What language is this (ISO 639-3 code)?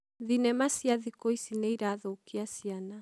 kik